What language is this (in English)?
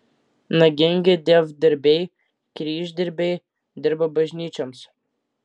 Lithuanian